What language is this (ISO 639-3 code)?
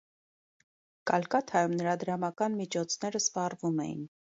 hye